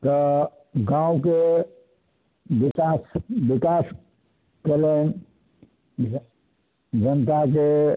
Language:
Maithili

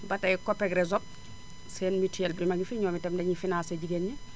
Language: Wolof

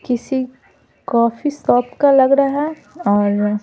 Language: Hindi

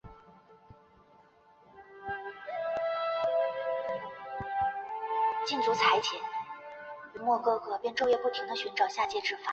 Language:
Chinese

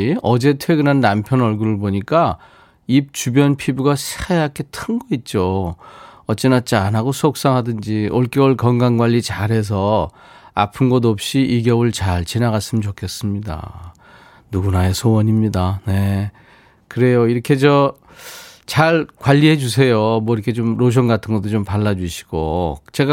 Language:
Korean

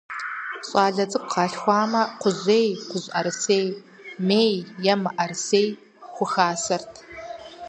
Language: Kabardian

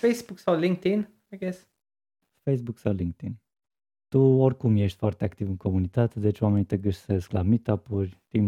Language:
Romanian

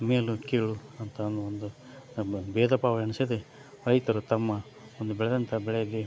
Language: Kannada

